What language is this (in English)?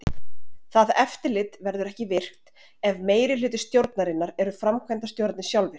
Icelandic